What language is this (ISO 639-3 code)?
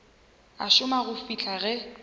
nso